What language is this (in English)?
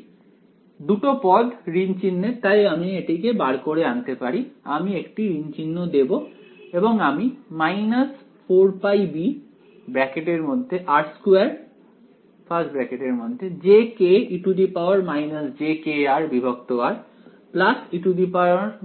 Bangla